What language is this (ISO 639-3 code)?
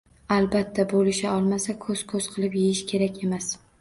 uzb